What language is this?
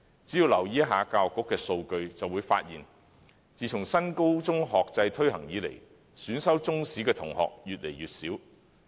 Cantonese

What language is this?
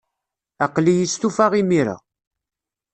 Kabyle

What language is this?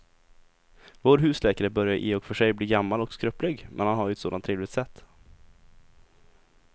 Swedish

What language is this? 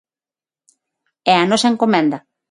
Galician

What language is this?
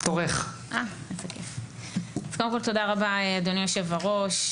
Hebrew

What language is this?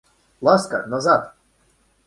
Russian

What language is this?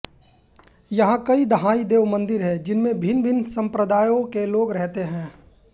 Hindi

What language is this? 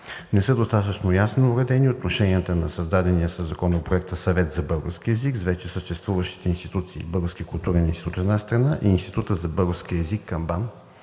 Bulgarian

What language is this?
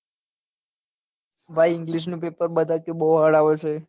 Gujarati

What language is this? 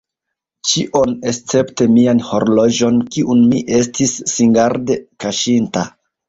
Esperanto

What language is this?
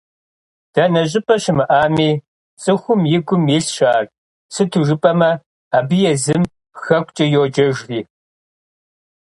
Kabardian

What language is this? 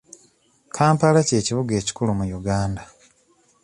Ganda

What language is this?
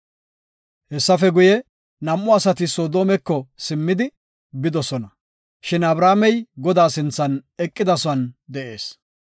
Gofa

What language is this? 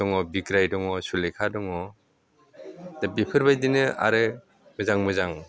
Bodo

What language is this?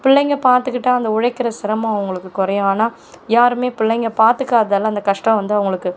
Tamil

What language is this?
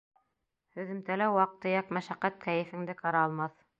Bashkir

